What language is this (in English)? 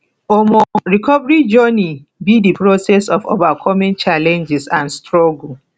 Nigerian Pidgin